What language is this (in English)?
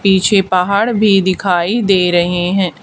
Hindi